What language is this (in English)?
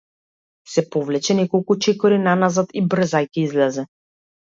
Macedonian